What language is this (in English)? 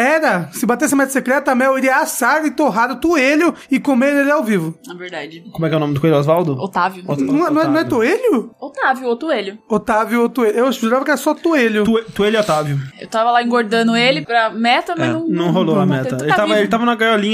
Portuguese